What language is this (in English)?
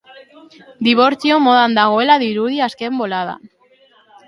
Basque